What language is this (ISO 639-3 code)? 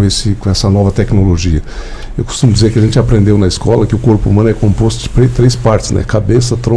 por